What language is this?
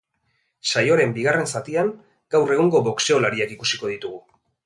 Basque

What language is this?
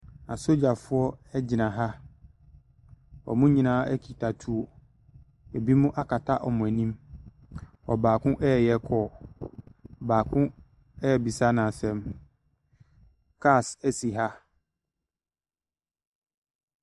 Akan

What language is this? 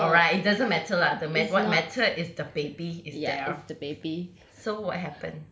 English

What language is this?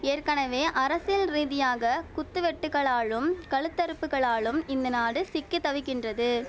Tamil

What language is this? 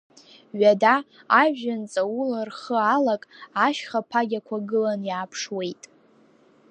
Abkhazian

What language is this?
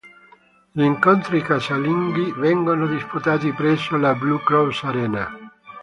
Italian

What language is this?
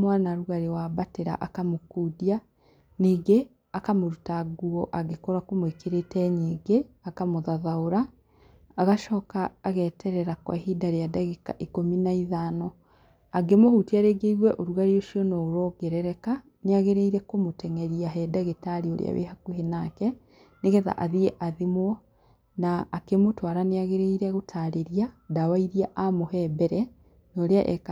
Kikuyu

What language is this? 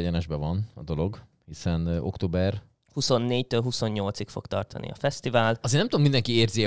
Hungarian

